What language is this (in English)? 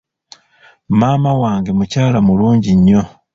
Ganda